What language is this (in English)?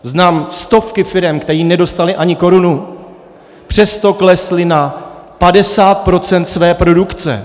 Czech